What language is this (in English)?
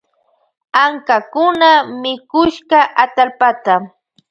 Loja Highland Quichua